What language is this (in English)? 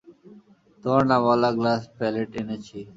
Bangla